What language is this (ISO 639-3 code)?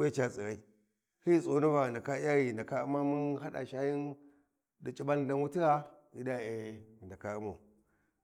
wji